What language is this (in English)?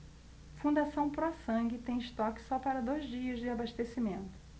Portuguese